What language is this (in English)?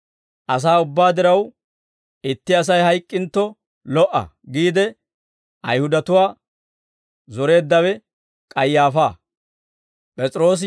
Dawro